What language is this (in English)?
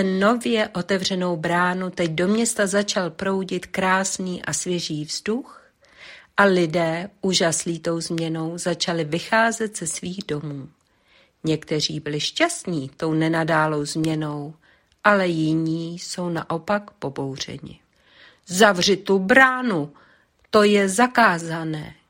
Czech